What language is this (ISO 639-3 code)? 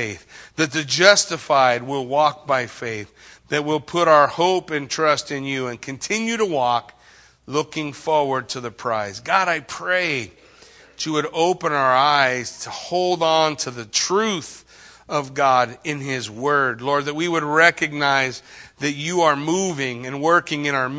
eng